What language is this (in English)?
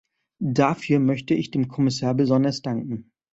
German